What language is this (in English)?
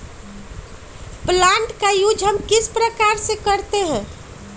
Magahi